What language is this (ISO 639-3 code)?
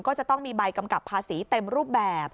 tha